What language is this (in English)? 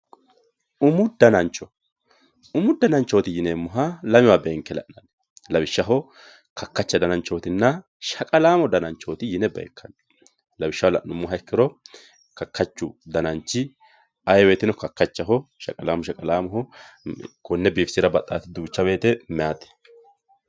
Sidamo